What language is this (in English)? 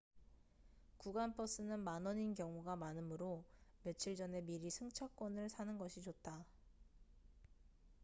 Korean